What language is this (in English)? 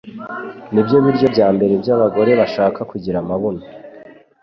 Kinyarwanda